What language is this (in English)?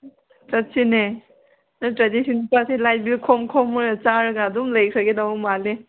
Manipuri